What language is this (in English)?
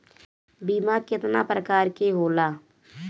Bhojpuri